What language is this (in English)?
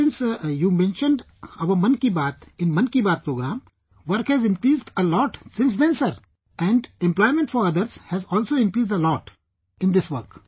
English